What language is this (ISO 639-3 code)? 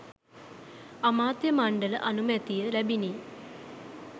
sin